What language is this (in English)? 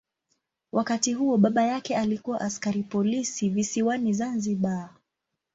Swahili